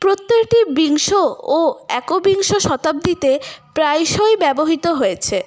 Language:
Bangla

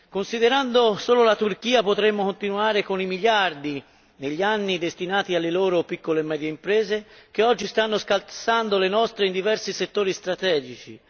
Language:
Italian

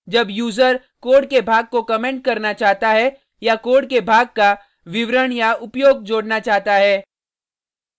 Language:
Hindi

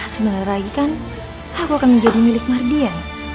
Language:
Indonesian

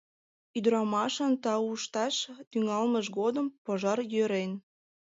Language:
Mari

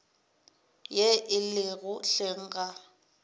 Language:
Northern Sotho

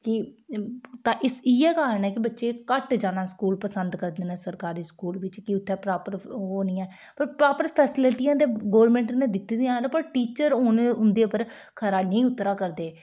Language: Dogri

